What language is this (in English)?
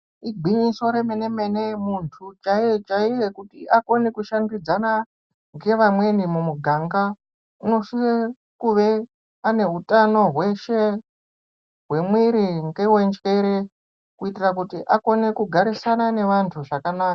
Ndau